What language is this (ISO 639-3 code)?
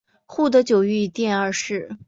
zho